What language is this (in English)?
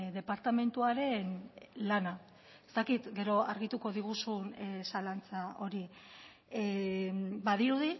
Basque